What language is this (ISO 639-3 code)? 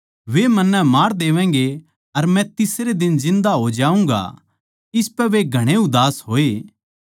bgc